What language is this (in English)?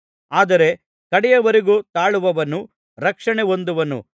Kannada